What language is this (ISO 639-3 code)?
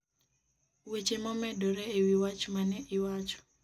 luo